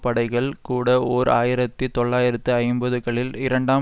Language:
Tamil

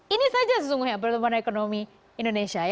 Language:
Indonesian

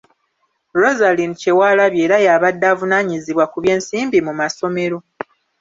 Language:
Ganda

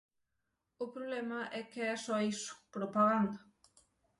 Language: Galician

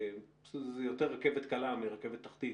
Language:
Hebrew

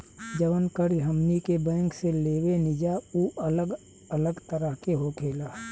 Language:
Bhojpuri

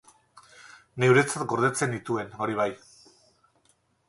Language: Basque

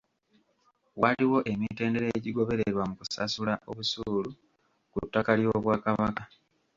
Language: Ganda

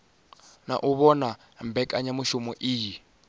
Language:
Venda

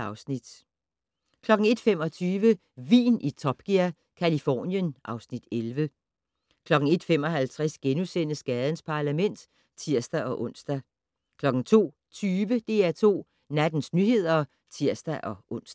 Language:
Danish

